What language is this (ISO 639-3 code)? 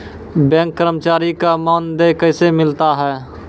mai